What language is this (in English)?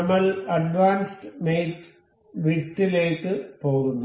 Malayalam